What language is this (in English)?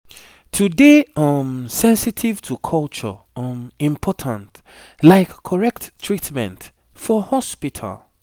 Nigerian Pidgin